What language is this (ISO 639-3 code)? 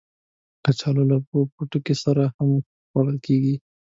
pus